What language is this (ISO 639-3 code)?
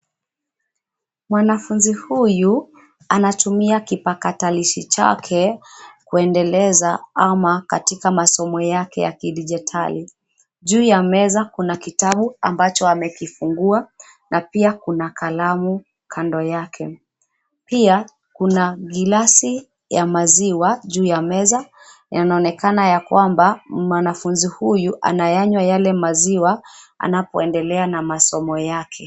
swa